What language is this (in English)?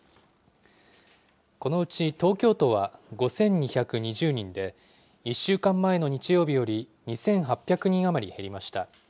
Japanese